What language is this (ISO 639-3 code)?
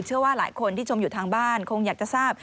tha